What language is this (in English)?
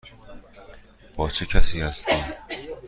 Persian